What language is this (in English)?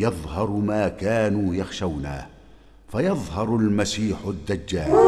Arabic